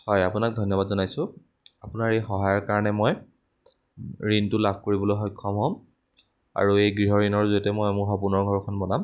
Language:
Assamese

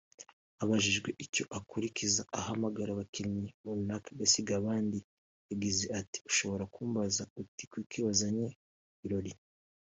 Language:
Kinyarwanda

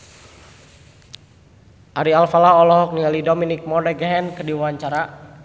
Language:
Sundanese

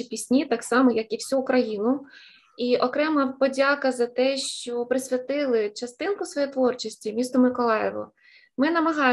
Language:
Ukrainian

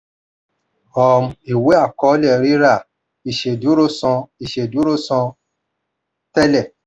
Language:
Yoruba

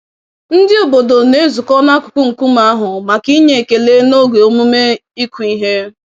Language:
Igbo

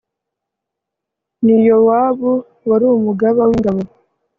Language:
Kinyarwanda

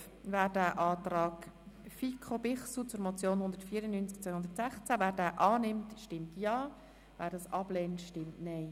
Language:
Swiss German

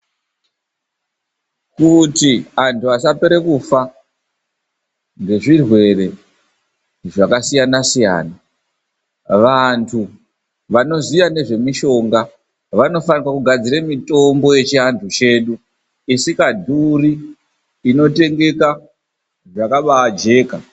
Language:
Ndau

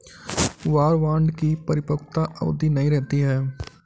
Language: Hindi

